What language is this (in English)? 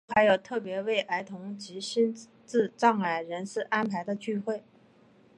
Chinese